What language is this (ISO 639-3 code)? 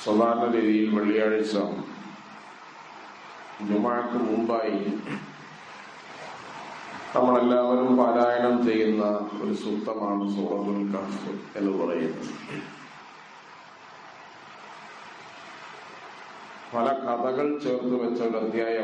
ara